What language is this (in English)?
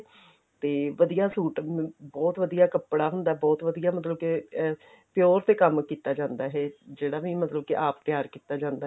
Punjabi